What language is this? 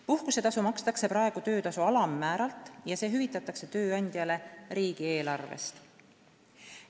Estonian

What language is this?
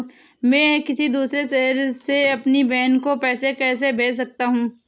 Hindi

